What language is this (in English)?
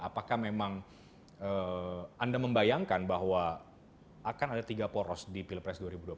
Indonesian